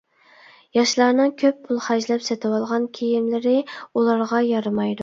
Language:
Uyghur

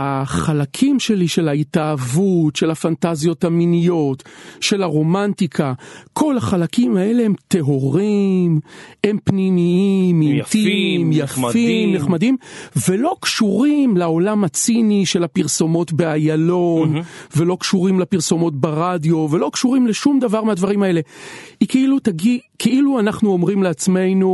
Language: Hebrew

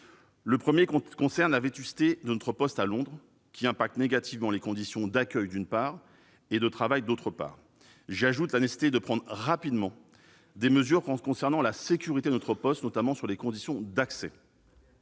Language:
French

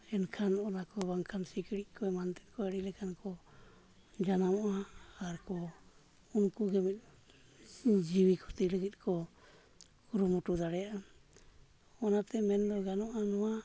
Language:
Santali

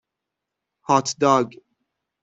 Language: Persian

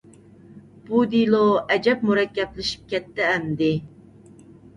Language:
Uyghur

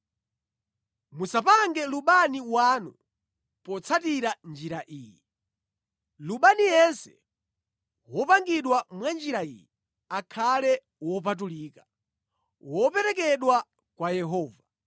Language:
Nyanja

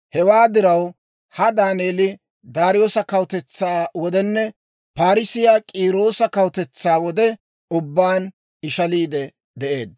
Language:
Dawro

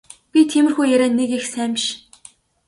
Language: Mongolian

